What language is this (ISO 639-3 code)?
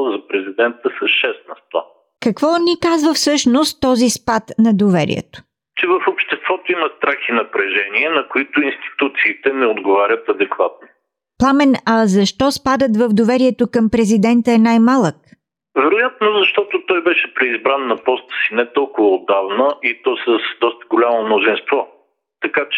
bul